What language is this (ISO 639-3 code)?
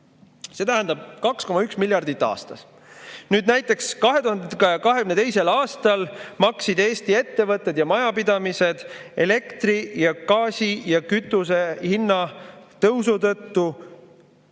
est